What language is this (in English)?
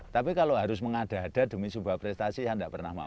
Indonesian